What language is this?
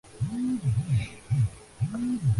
Urdu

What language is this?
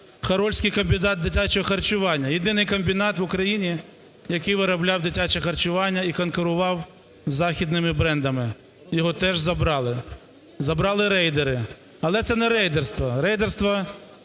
Ukrainian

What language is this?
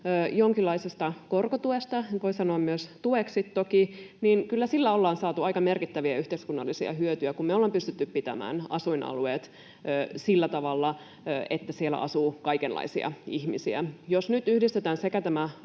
Finnish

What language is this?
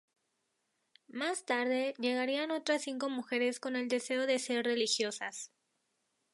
Spanish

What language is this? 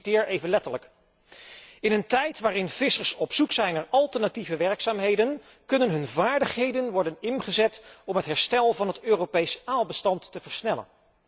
Dutch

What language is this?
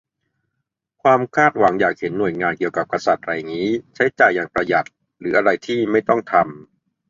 Thai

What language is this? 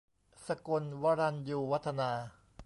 Thai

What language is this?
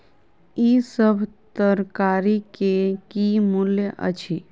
Maithili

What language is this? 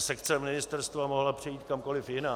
Czech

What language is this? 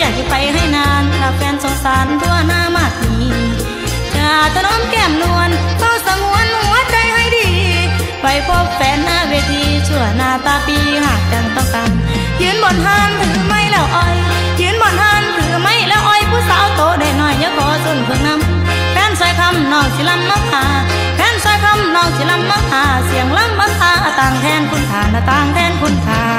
Thai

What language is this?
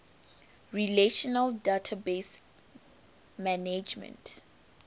English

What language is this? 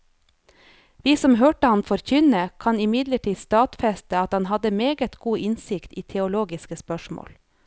Norwegian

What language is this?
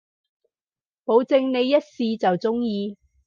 Cantonese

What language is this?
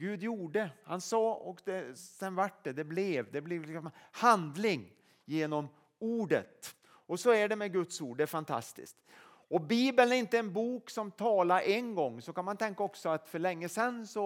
Swedish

